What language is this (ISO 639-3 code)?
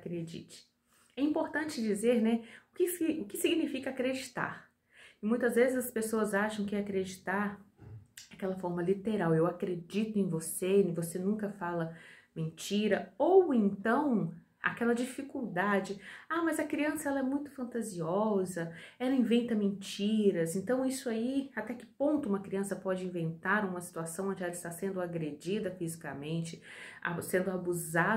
por